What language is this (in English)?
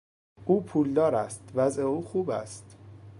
Persian